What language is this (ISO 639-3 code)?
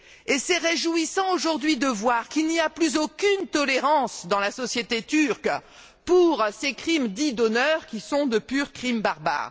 fra